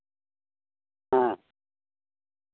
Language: Santali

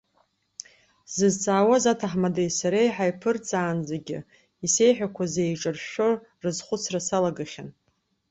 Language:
Abkhazian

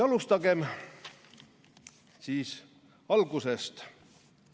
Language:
Estonian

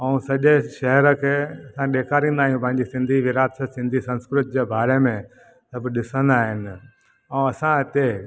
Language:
Sindhi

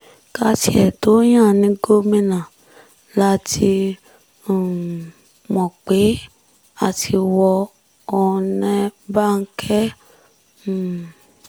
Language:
Yoruba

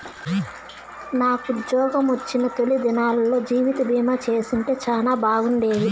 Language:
Telugu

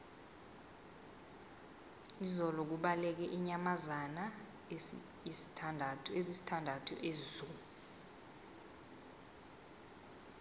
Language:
South Ndebele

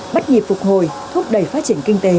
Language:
Vietnamese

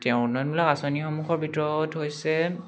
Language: Assamese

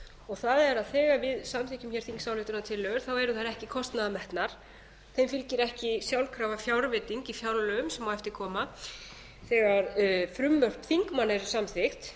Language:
Icelandic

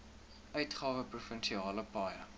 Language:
Afrikaans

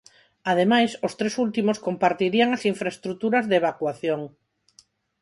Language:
Galician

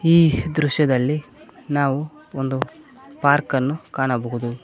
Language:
Kannada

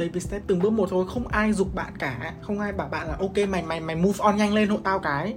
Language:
Vietnamese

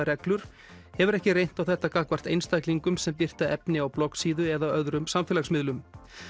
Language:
Icelandic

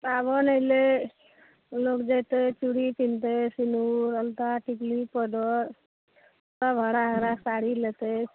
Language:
Maithili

